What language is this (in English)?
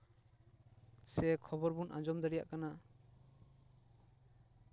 Santali